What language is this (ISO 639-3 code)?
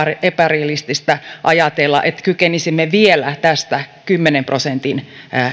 fin